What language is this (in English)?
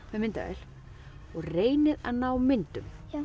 Icelandic